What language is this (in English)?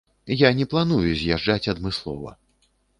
Belarusian